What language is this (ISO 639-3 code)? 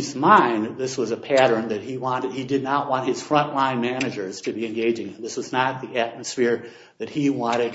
eng